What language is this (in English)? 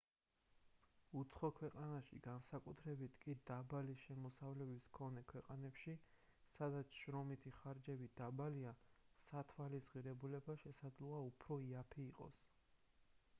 Georgian